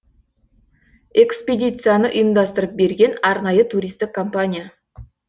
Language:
Kazakh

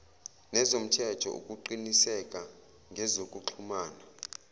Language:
Zulu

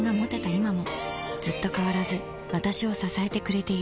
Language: Japanese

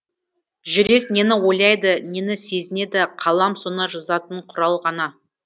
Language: Kazakh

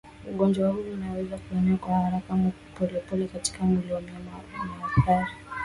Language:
Swahili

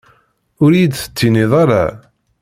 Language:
Kabyle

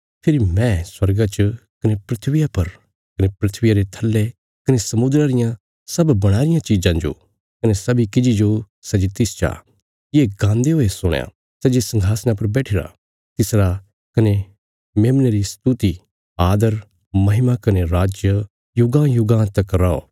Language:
Bilaspuri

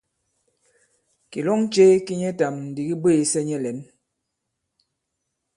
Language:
Bankon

